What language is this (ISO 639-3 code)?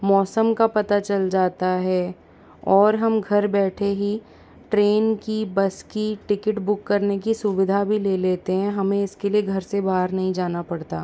hin